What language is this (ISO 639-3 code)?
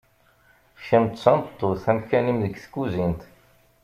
kab